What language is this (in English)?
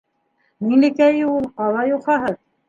Bashkir